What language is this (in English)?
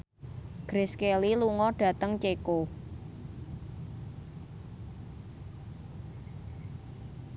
Javanese